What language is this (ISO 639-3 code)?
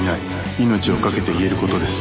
jpn